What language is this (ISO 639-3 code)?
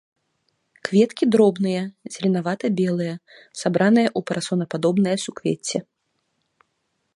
bel